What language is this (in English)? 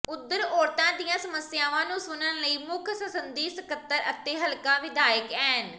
Punjabi